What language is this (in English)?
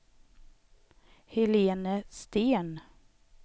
Swedish